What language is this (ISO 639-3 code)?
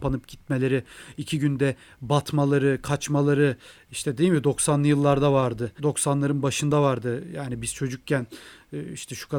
tur